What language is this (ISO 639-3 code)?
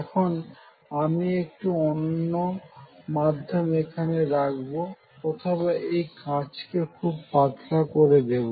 ben